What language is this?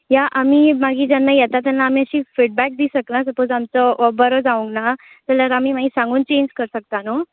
Konkani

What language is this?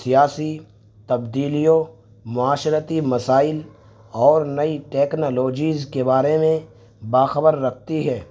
Urdu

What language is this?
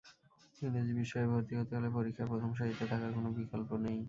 Bangla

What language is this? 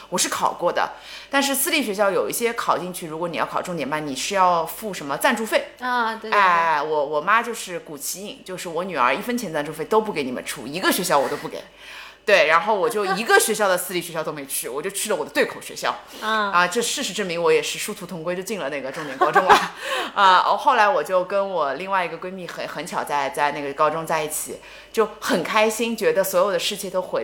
Chinese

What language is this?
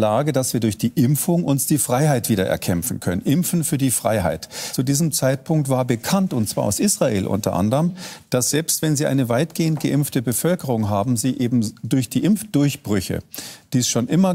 German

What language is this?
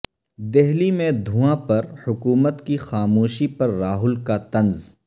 Urdu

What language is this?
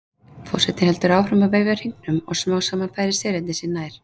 Icelandic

